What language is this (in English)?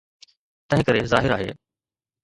Sindhi